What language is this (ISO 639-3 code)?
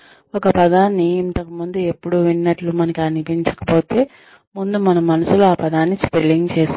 tel